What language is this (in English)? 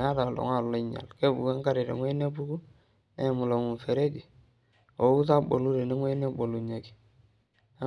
Masai